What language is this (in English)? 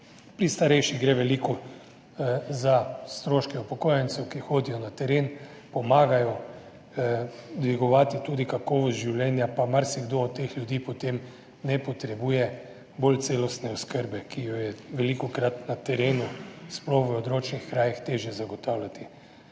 Slovenian